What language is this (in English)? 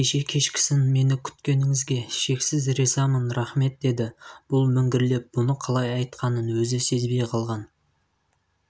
Kazakh